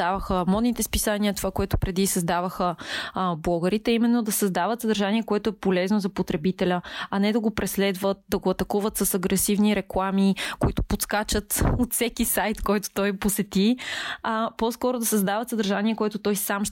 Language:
Bulgarian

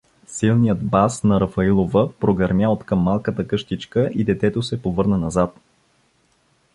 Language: Bulgarian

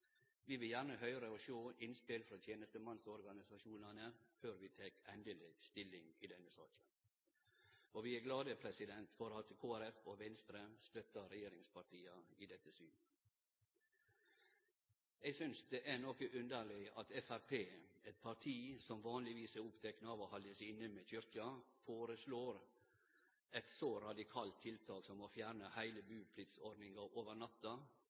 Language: Norwegian Nynorsk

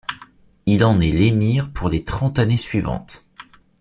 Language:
French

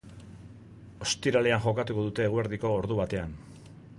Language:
Basque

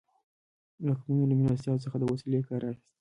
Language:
Pashto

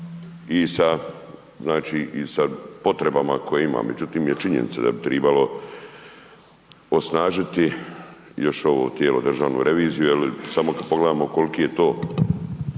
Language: Croatian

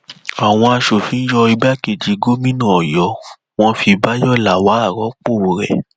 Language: Yoruba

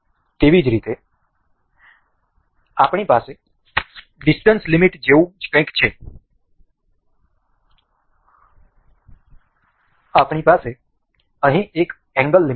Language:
Gujarati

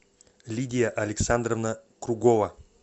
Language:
Russian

